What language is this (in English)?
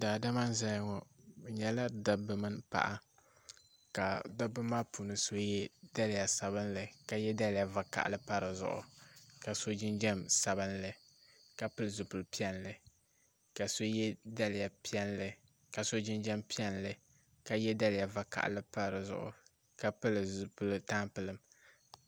Dagbani